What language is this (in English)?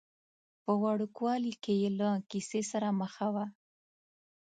Pashto